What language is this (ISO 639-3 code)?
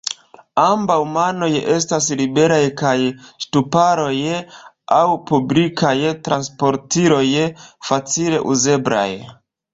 epo